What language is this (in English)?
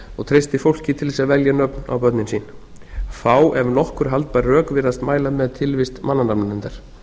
Icelandic